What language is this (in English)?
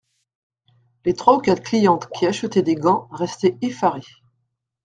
French